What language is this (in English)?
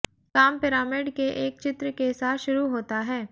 Hindi